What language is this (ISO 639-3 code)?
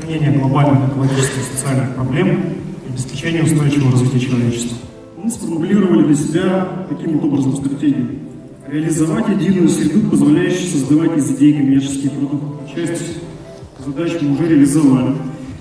rus